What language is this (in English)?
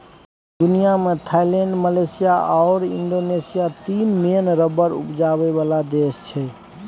Maithili